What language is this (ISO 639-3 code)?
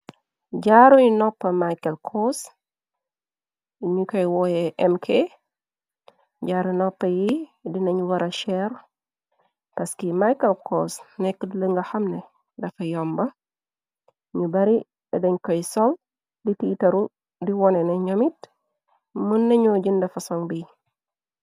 wol